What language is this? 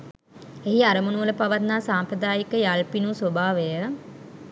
Sinhala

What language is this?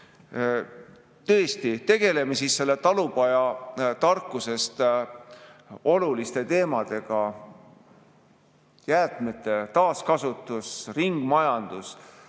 Estonian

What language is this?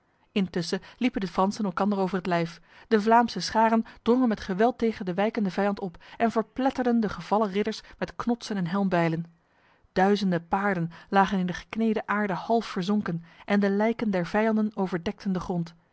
Dutch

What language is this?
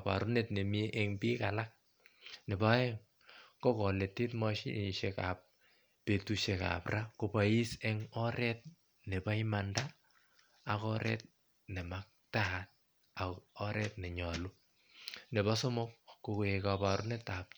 Kalenjin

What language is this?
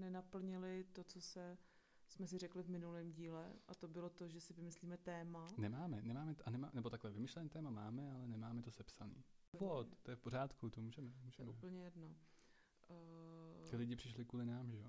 Czech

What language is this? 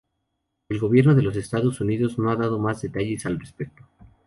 Spanish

